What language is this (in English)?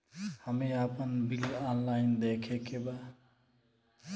Bhojpuri